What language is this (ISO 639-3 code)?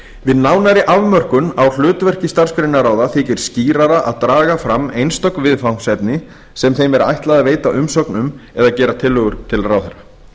isl